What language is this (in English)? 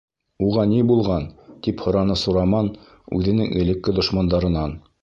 Bashkir